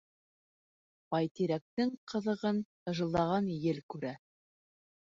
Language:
Bashkir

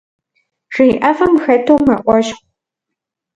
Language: Kabardian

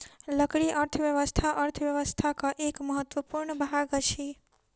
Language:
Maithili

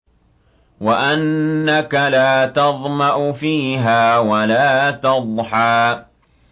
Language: Arabic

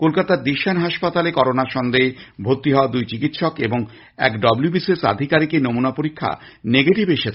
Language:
Bangla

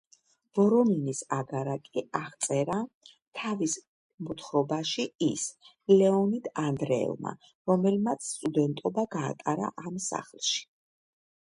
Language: Georgian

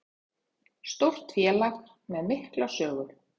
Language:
Icelandic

